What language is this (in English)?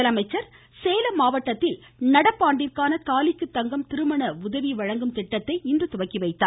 Tamil